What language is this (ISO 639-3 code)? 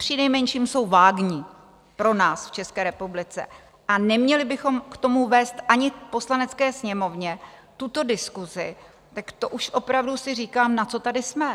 ces